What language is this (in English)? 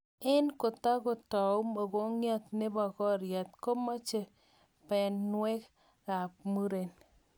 Kalenjin